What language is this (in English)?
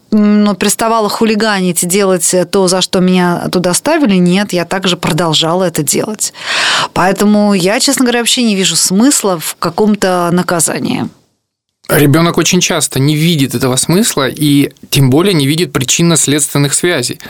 Russian